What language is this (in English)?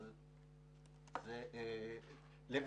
Hebrew